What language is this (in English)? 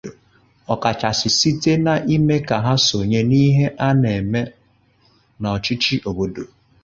Igbo